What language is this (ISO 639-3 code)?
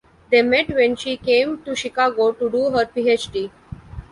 eng